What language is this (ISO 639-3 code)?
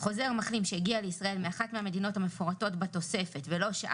heb